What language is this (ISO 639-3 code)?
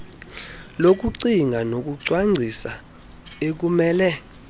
xho